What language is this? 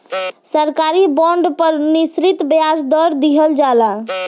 Bhojpuri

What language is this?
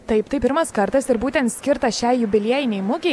Lithuanian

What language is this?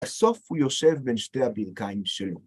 Hebrew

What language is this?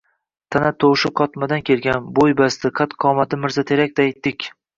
Uzbek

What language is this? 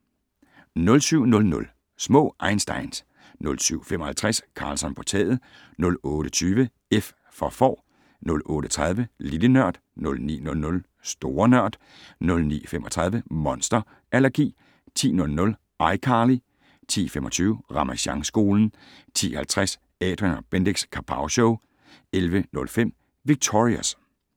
Danish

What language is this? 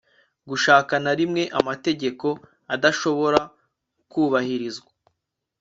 Kinyarwanda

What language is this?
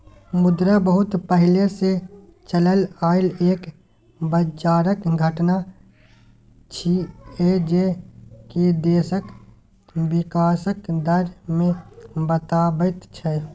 Maithili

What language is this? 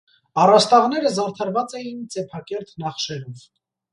Armenian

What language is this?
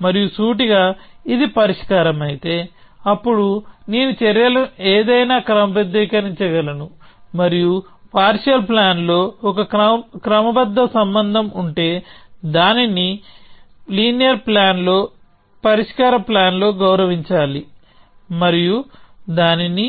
Telugu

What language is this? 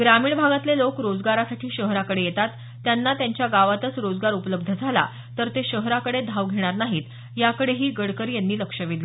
Marathi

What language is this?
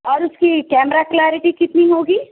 Urdu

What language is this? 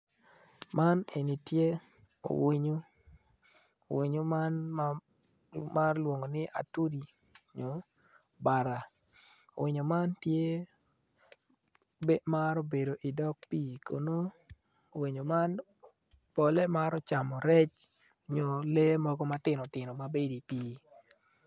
Acoli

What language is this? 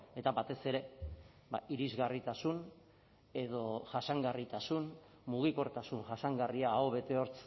Basque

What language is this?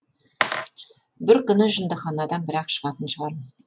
Kazakh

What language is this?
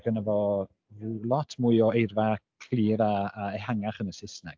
Welsh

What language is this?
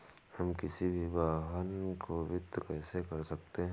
Hindi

